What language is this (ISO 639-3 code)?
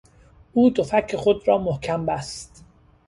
fas